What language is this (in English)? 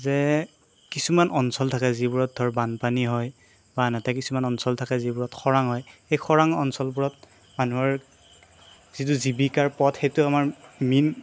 Assamese